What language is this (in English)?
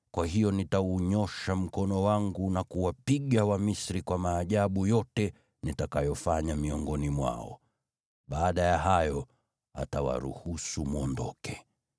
Swahili